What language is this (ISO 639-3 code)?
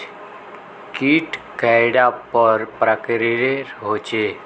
mag